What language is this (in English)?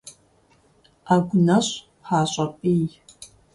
Kabardian